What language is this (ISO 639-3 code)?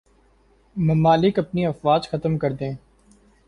urd